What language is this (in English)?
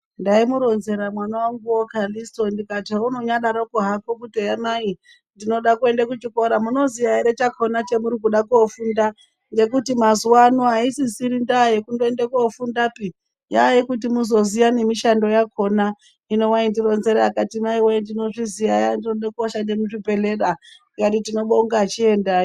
Ndau